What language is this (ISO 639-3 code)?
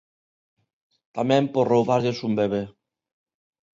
glg